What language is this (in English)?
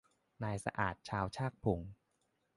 Thai